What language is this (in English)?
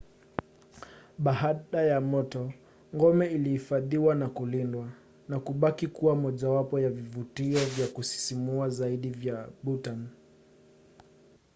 Swahili